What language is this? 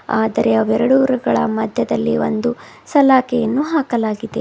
Kannada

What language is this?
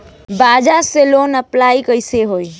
Bhojpuri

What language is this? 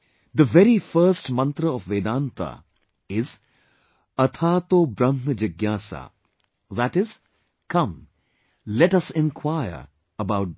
English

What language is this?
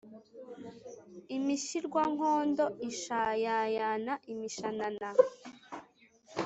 Kinyarwanda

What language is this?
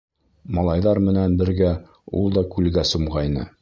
Bashkir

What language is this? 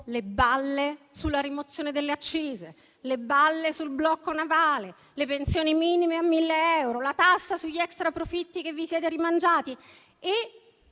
Italian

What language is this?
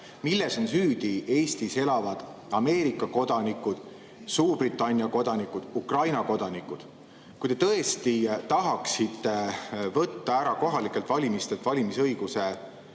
Estonian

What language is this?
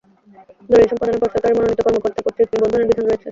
Bangla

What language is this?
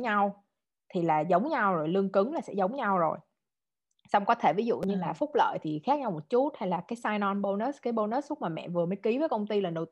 Vietnamese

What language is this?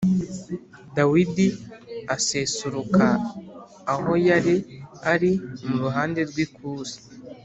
Kinyarwanda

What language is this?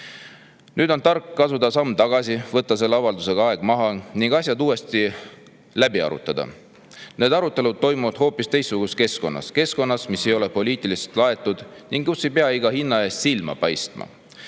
Estonian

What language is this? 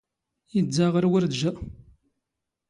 Standard Moroccan Tamazight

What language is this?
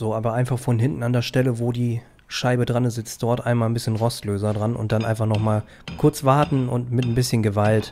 German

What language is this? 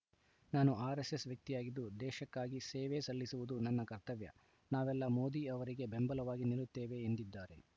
Kannada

